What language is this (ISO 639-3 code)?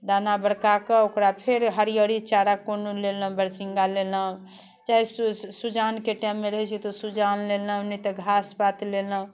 mai